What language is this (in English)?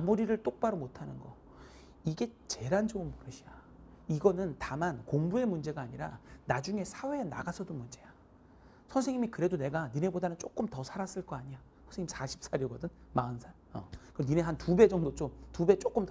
Korean